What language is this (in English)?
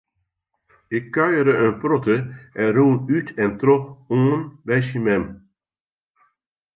Western Frisian